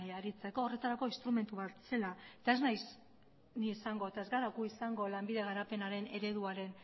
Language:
Basque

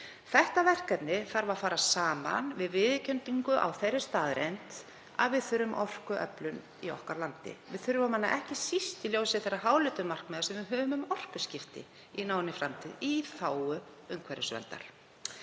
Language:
Icelandic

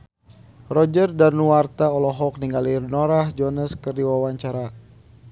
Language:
Sundanese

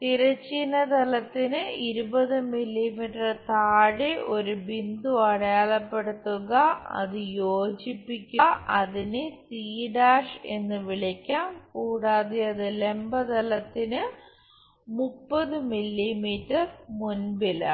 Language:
Malayalam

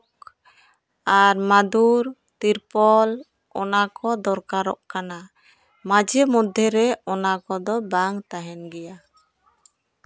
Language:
Santali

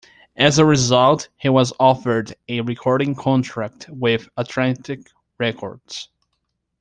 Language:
English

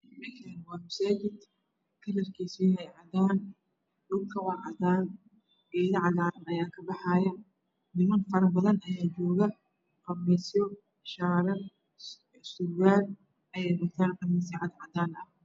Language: Somali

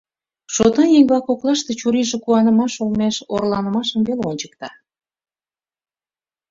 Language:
Mari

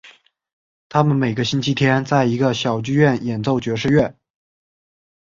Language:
Chinese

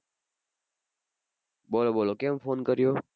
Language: Gujarati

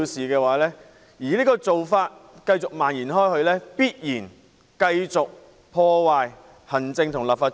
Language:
Cantonese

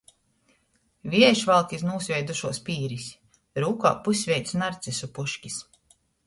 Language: Latgalian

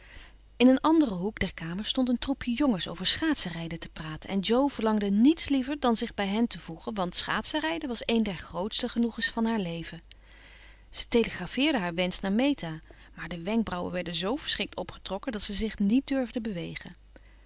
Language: Dutch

